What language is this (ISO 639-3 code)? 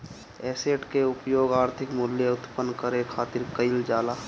bho